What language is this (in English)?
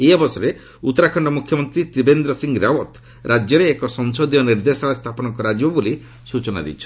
Odia